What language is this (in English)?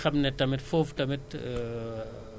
Wolof